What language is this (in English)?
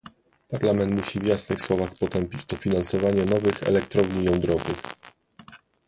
Polish